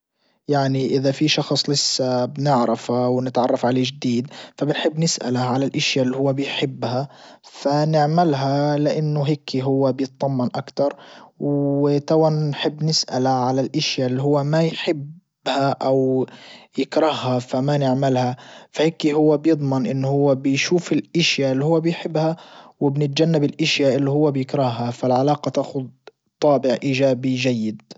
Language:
Libyan Arabic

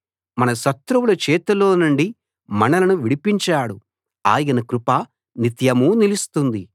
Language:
Telugu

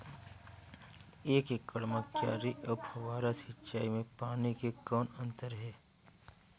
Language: Chhattisgarhi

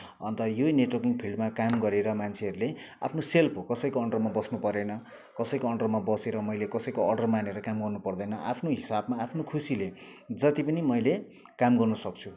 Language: Nepali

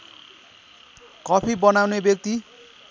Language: Nepali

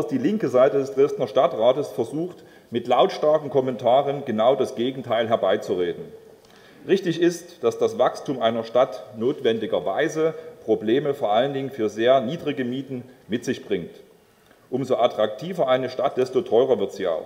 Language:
German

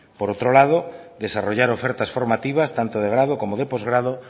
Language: Spanish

